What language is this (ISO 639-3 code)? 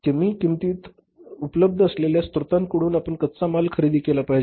mar